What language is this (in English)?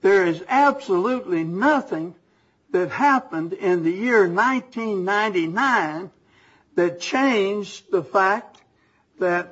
English